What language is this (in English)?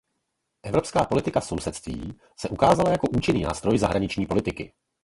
Czech